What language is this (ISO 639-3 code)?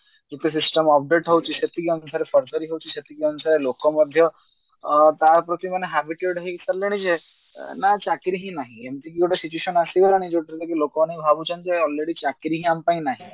ori